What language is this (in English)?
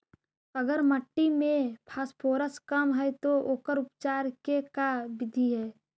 Magahi